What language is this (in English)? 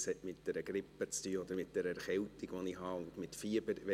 Swiss German